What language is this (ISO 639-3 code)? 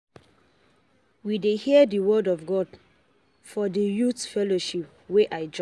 pcm